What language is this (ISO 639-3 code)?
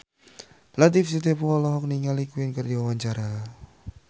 sun